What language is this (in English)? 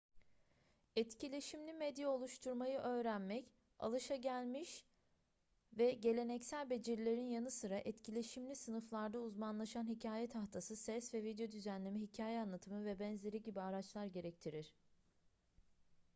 Turkish